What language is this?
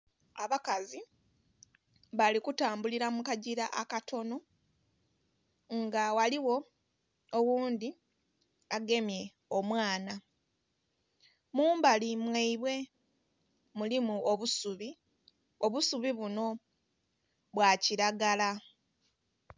Soga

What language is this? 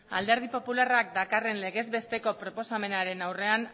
Basque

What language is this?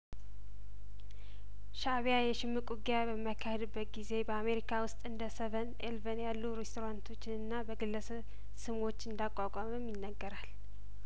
Amharic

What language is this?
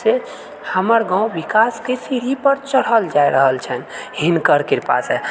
Maithili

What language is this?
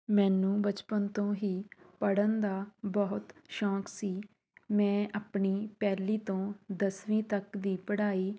Punjabi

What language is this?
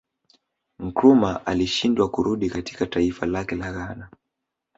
Swahili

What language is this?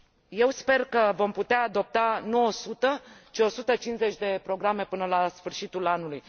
Romanian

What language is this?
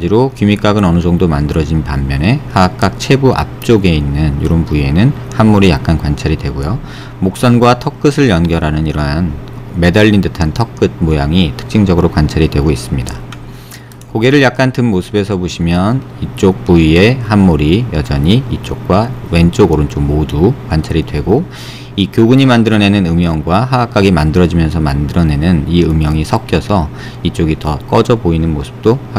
Korean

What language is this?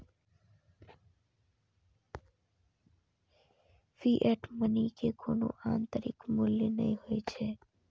Maithili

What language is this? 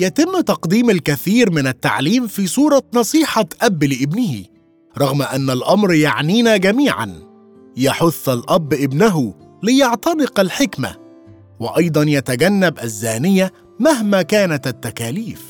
Arabic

